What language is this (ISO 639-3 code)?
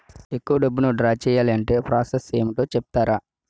tel